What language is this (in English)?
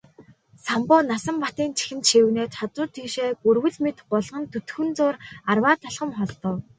Mongolian